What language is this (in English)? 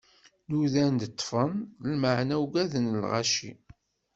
Kabyle